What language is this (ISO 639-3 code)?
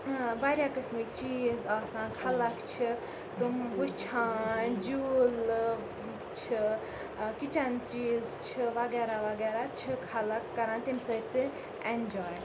kas